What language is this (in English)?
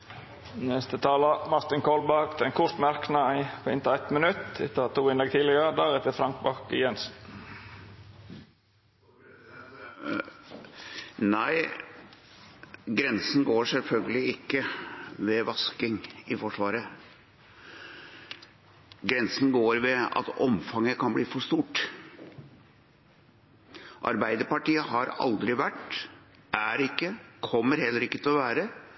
Norwegian